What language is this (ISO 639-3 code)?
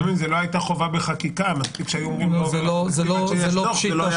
heb